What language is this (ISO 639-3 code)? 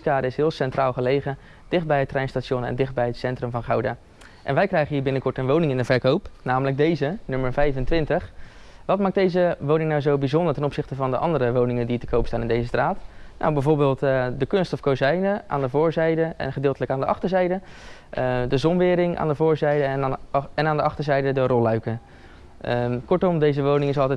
nld